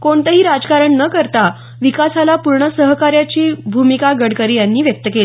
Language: Marathi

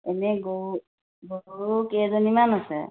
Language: Assamese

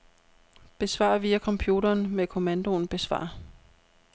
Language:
Danish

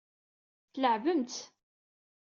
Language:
Kabyle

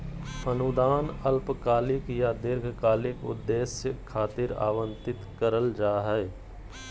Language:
Magahi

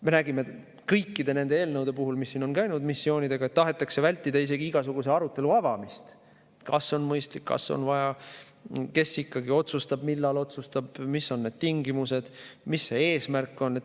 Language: Estonian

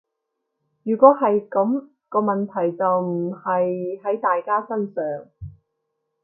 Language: Cantonese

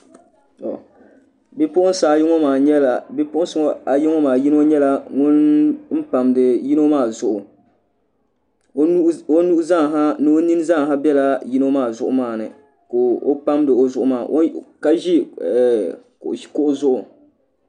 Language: Dagbani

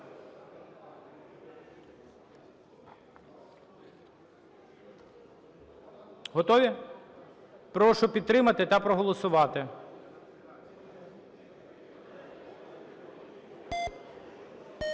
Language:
Ukrainian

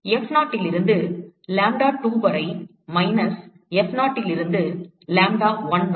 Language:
Tamil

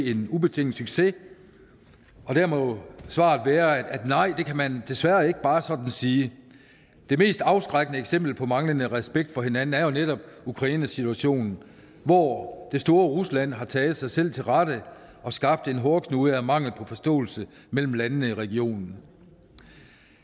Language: Danish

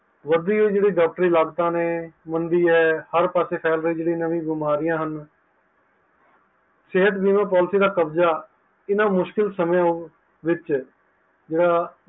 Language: Punjabi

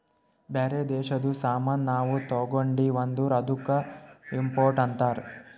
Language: Kannada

